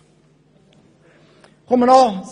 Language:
Swiss German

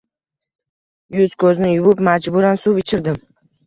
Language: Uzbek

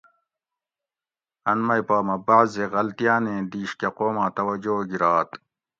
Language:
Gawri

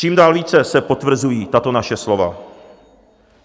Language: Czech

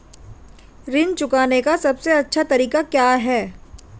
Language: Hindi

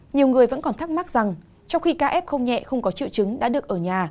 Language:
Vietnamese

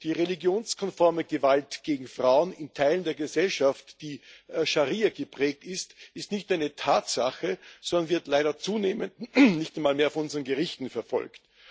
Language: German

